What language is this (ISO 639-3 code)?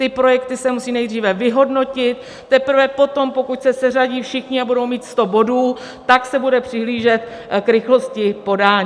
ces